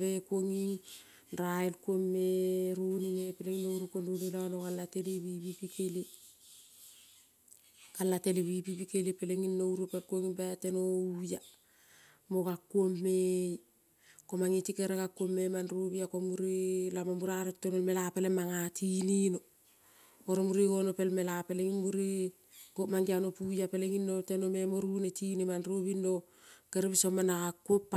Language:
Kol (Papua New Guinea)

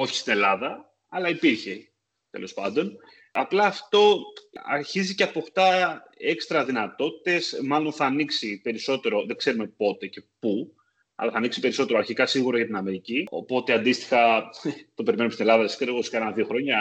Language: Greek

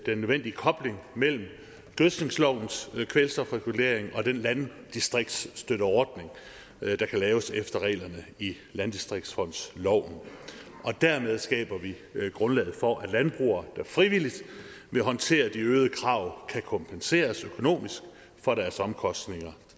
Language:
Danish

